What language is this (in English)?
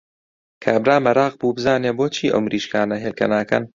Central Kurdish